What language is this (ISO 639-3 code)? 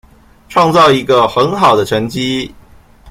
zho